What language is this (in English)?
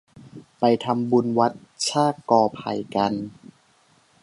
Thai